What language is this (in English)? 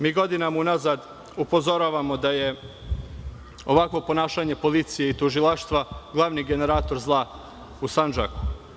Serbian